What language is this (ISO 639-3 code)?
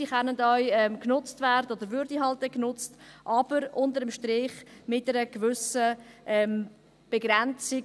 gsw